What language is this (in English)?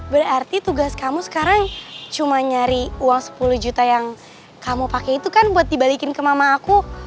Indonesian